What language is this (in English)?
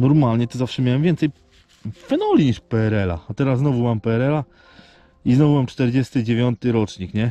Polish